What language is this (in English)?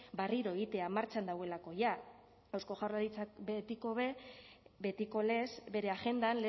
Basque